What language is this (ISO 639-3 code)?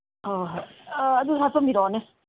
mni